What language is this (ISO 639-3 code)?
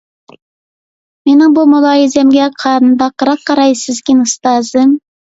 uig